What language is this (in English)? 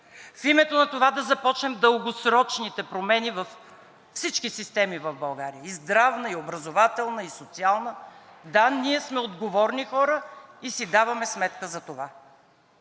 Bulgarian